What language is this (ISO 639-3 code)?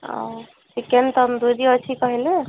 ori